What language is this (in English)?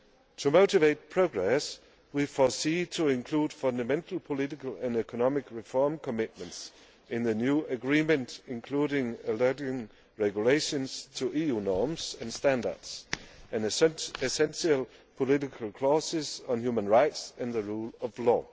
English